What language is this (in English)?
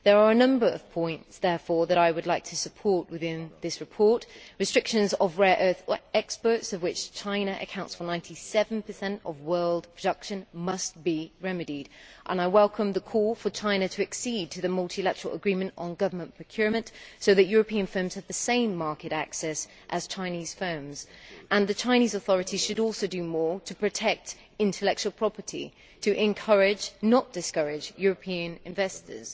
English